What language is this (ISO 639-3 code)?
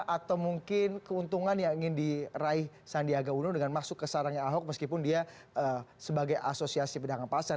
ind